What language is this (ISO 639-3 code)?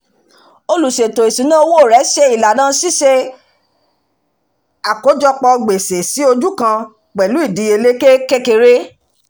yor